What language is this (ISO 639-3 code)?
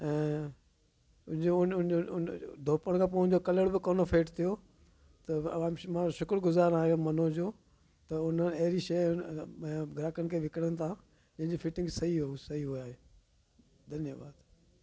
snd